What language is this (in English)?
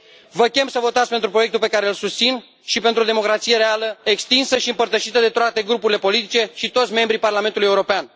Romanian